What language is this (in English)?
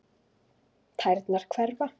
Icelandic